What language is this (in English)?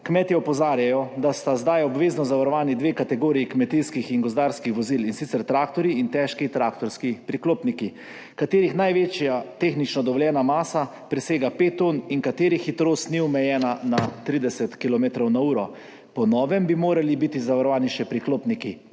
Slovenian